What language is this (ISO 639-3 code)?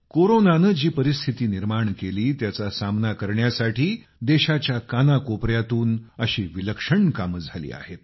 mar